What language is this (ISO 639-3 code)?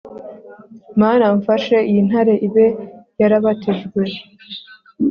kin